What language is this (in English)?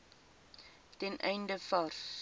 Afrikaans